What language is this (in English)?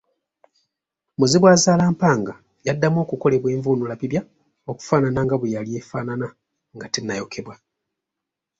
Ganda